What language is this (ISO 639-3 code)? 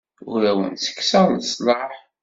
kab